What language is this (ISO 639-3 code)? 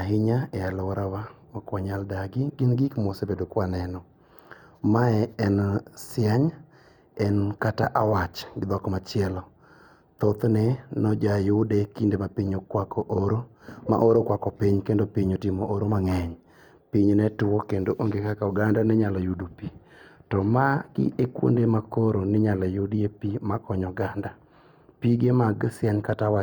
luo